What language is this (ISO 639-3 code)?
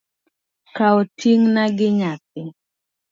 luo